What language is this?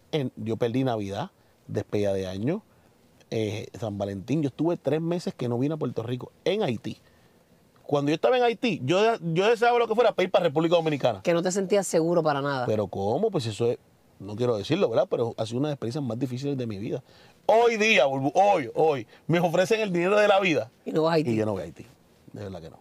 Spanish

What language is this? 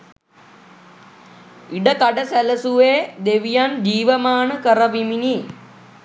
Sinhala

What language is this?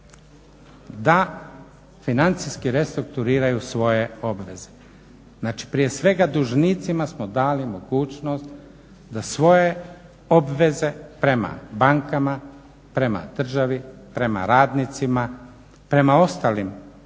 Croatian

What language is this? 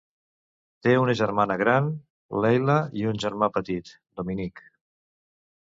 Catalan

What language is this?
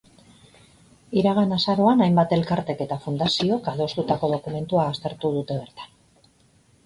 Basque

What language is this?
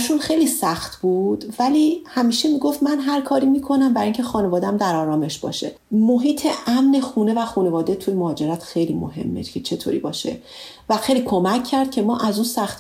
Persian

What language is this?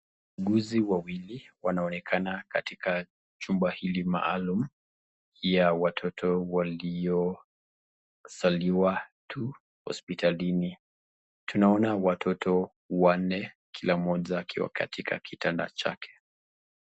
Swahili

